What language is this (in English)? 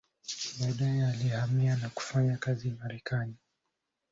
Swahili